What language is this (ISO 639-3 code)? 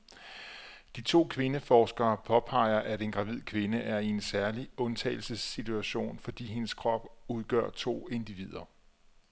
dan